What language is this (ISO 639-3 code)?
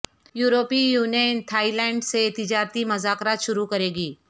urd